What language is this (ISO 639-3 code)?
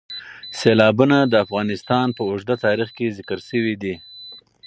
pus